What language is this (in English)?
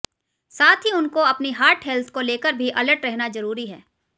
Hindi